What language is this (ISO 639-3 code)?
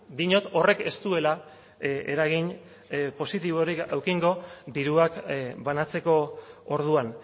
eus